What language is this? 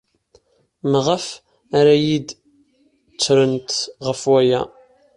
Kabyle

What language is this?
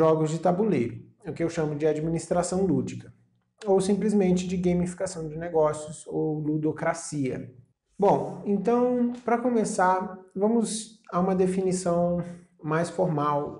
Portuguese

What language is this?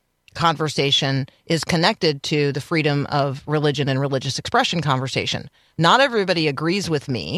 English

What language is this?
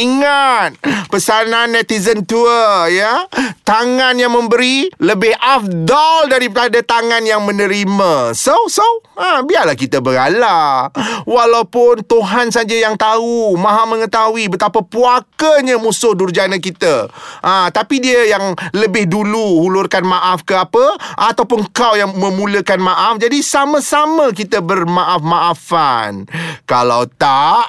Malay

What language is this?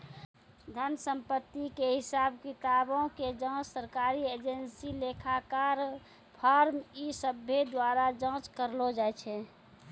Maithili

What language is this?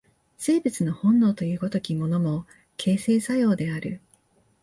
Japanese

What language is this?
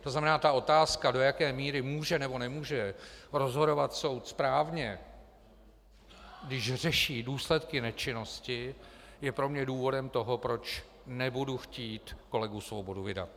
Czech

